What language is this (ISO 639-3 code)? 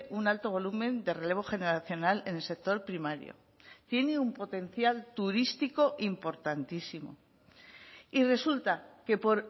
spa